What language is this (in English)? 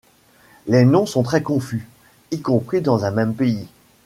French